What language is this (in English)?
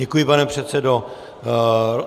Czech